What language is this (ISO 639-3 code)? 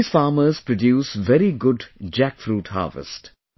eng